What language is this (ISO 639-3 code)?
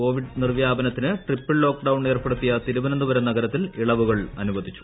mal